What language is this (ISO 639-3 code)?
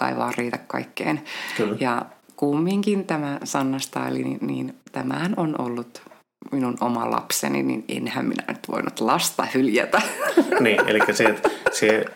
fin